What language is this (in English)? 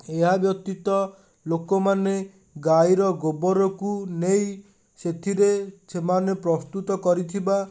Odia